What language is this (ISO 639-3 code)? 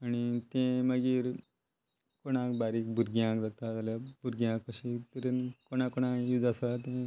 kok